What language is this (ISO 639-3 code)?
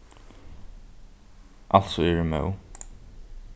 fao